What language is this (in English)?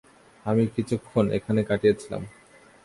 Bangla